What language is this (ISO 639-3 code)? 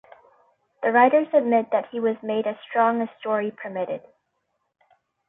eng